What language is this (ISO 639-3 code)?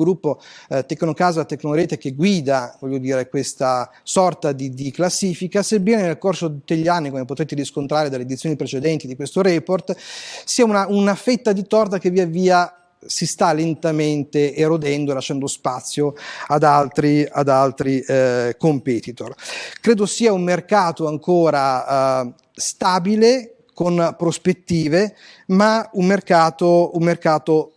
ita